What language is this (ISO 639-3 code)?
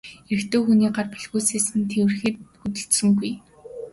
mon